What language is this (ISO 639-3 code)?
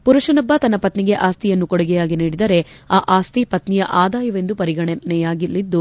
kan